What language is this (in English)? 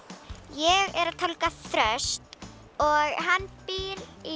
Icelandic